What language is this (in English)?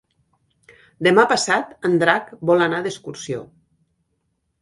Catalan